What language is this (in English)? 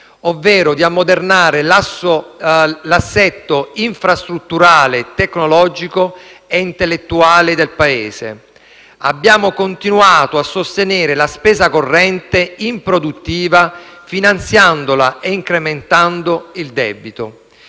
Italian